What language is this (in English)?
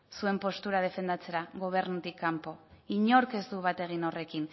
Basque